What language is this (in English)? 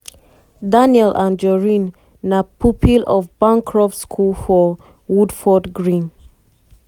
Nigerian Pidgin